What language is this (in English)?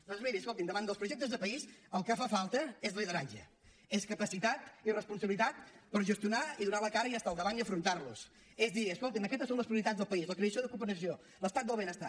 Catalan